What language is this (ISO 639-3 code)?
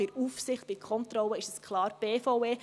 gsw